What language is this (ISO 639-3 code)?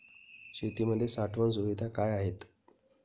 mar